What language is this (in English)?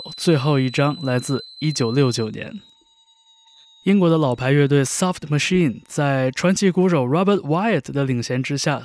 Chinese